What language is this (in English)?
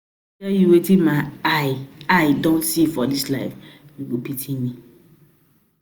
Nigerian Pidgin